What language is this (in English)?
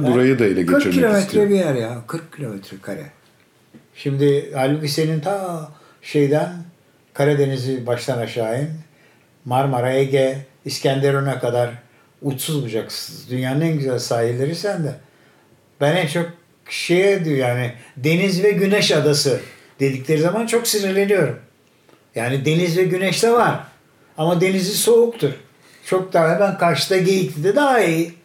Turkish